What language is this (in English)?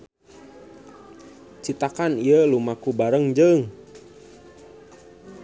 Sundanese